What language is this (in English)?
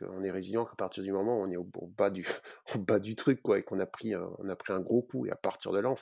French